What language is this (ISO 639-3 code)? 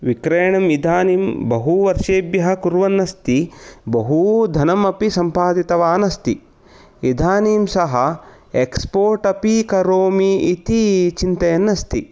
san